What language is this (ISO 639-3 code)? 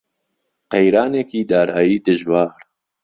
ckb